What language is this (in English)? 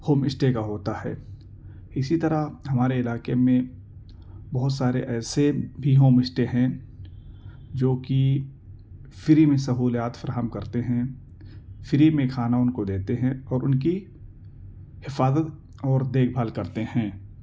Urdu